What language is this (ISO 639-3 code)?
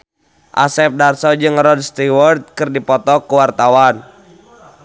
sun